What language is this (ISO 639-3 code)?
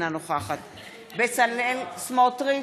heb